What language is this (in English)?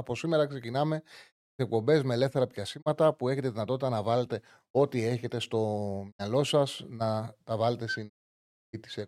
Greek